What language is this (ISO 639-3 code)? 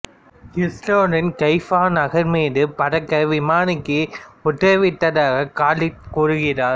tam